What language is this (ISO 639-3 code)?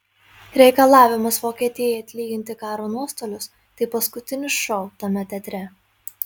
lit